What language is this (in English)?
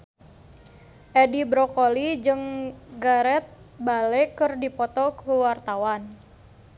Sundanese